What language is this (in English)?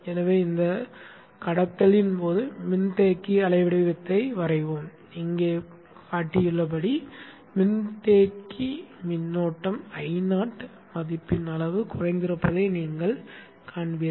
Tamil